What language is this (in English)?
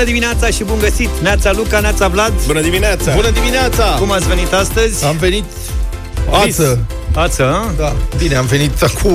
Romanian